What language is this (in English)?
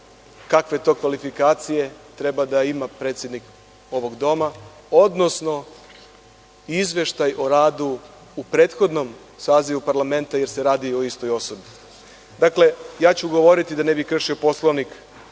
Serbian